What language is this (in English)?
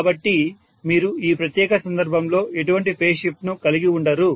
Telugu